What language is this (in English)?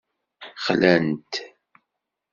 Kabyle